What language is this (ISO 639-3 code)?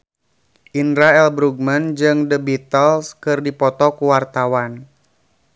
sun